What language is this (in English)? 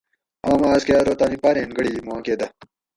Gawri